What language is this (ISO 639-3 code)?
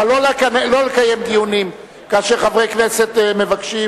heb